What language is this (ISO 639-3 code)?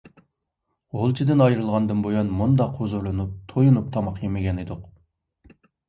uig